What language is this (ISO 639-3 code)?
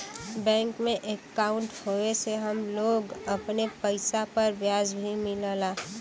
bho